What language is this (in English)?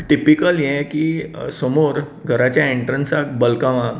Konkani